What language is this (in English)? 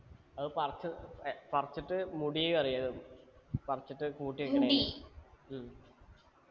Malayalam